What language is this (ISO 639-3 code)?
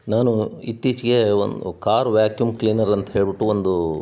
kan